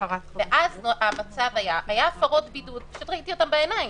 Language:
Hebrew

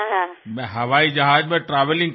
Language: Assamese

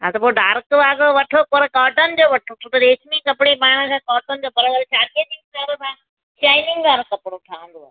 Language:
Sindhi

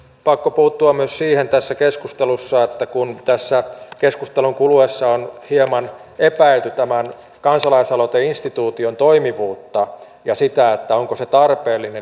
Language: Finnish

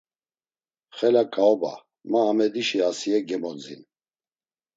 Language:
Laz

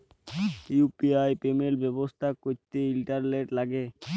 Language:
Bangla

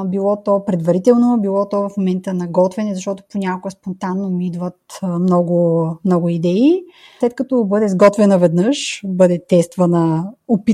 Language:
Bulgarian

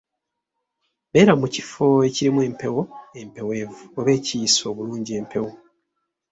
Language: Ganda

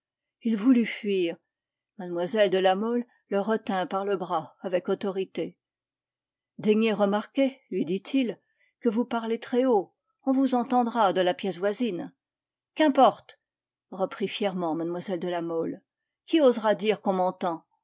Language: French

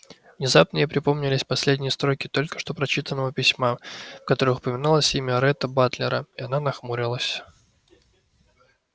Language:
Russian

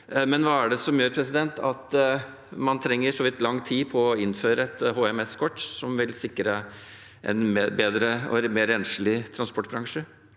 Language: Norwegian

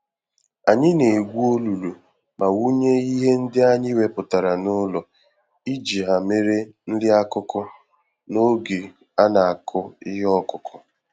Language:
Igbo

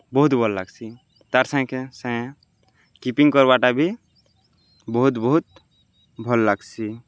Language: Odia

